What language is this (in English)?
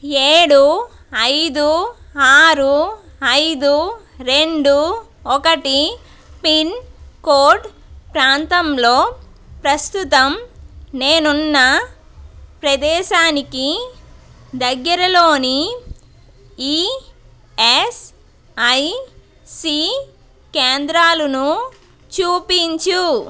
Telugu